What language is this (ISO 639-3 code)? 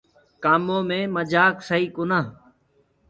ggg